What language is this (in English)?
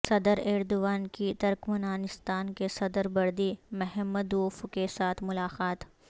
Urdu